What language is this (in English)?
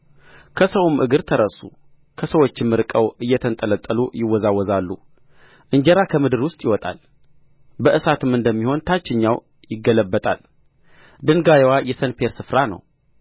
Amharic